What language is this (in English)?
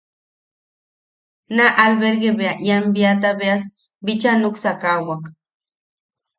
Yaqui